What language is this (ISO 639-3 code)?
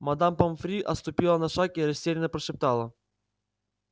rus